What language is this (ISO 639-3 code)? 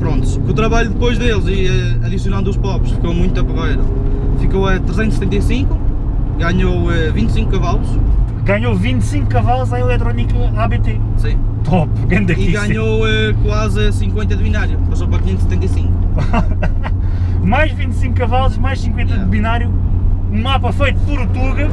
por